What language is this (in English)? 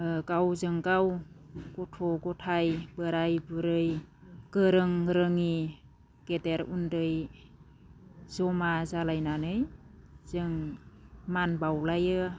Bodo